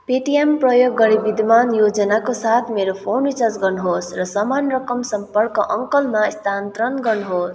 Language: Nepali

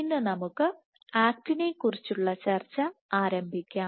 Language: Malayalam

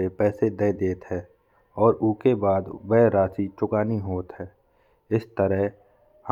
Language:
Bundeli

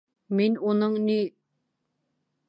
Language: Bashkir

